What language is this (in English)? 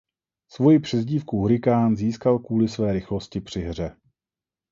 Czech